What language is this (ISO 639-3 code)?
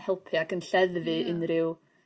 cym